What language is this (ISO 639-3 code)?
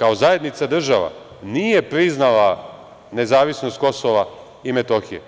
srp